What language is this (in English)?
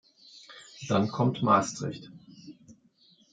German